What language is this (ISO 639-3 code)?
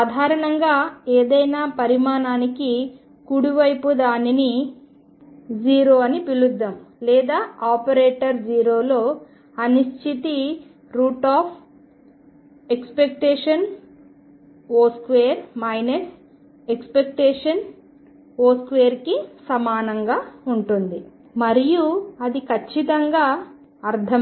tel